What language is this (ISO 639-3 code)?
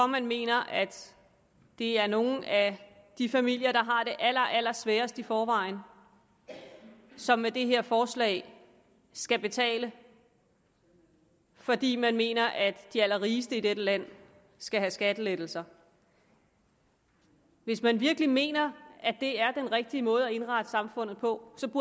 dan